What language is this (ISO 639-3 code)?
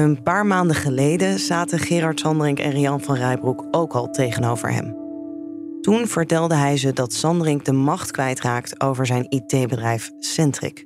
nld